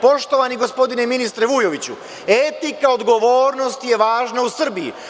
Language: Serbian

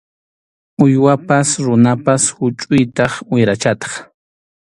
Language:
Arequipa-La Unión Quechua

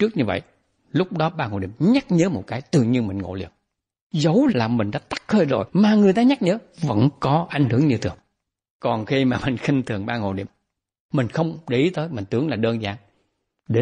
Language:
Vietnamese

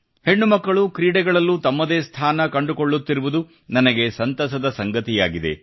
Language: Kannada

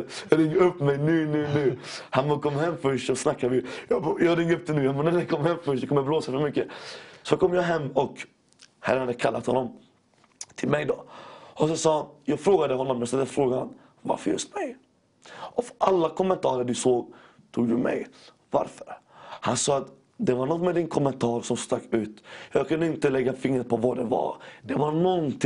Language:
Swedish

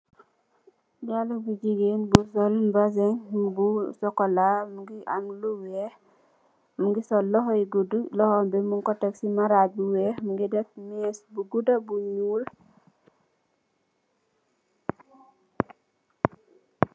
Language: Wolof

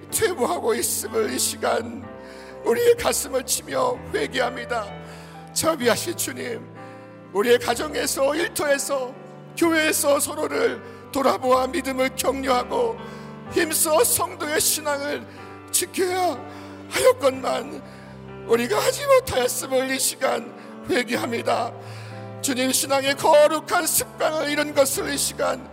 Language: Korean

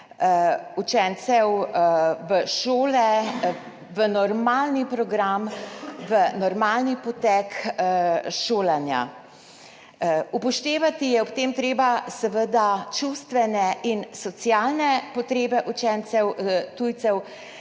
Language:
Slovenian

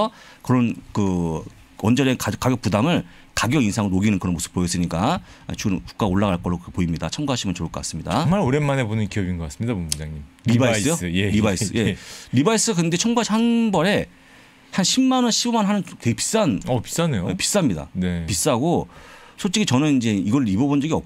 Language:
Korean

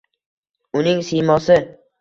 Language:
Uzbek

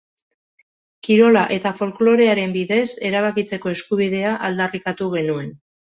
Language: Basque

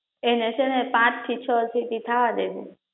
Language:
Gujarati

